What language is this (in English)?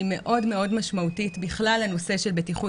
Hebrew